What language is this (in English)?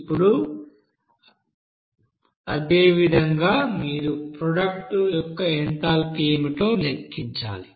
Telugu